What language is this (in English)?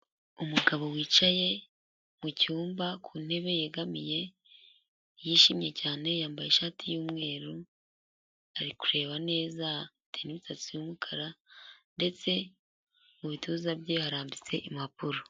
Kinyarwanda